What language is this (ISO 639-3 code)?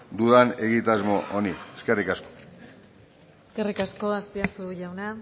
eus